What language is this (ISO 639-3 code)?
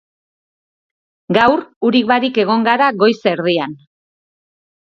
eus